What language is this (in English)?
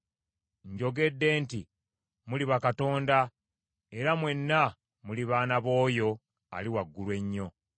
Ganda